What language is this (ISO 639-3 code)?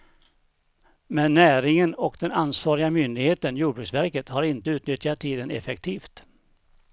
swe